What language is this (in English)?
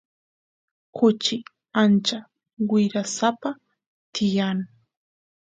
Santiago del Estero Quichua